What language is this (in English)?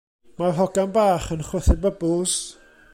Welsh